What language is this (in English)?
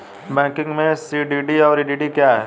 Hindi